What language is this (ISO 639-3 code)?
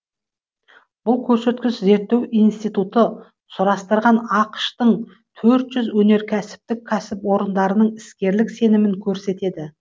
kaz